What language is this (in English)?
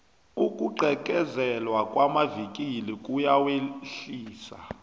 South Ndebele